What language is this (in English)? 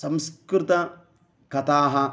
Sanskrit